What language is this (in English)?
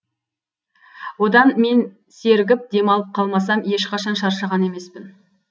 Kazakh